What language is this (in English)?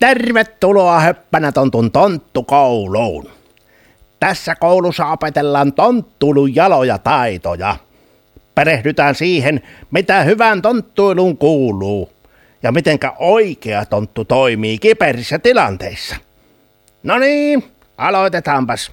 Finnish